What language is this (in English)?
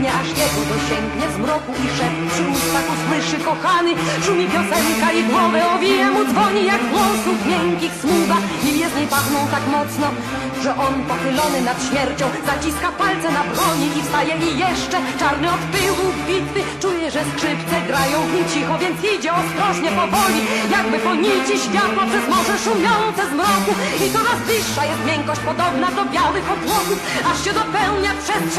Polish